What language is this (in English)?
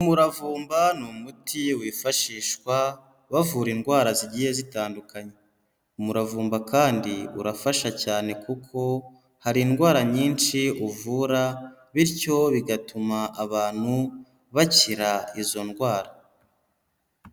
Kinyarwanda